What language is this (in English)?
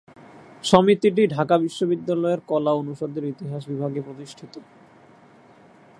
Bangla